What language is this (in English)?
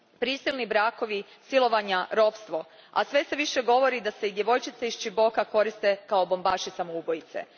Croatian